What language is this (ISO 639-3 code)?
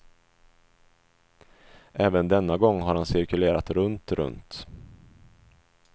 swe